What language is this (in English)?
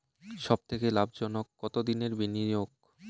Bangla